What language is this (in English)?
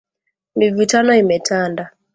Swahili